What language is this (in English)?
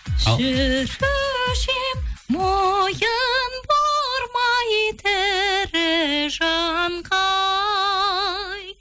Kazakh